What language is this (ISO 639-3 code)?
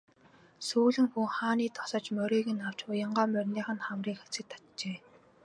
mon